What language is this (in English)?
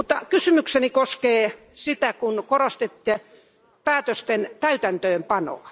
Finnish